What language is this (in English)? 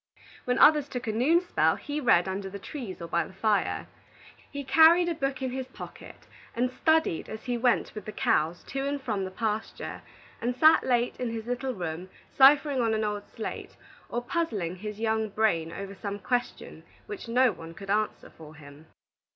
English